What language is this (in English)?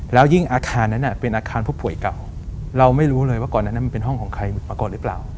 Thai